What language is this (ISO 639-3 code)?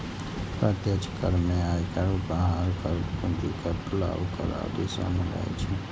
mai